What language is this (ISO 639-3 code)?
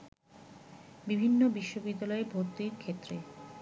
ben